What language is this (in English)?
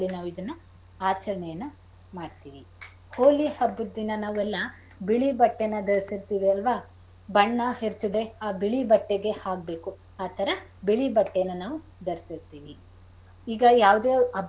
Kannada